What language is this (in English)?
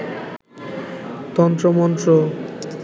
Bangla